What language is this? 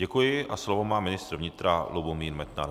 Czech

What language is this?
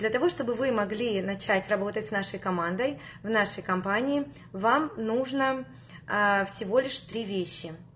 Russian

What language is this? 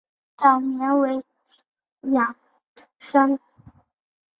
Chinese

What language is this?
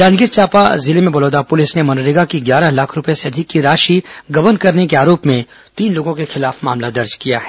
Hindi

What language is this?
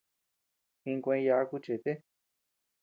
Tepeuxila Cuicatec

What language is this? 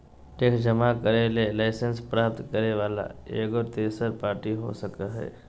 Magahi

